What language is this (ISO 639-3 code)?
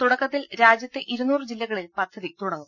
mal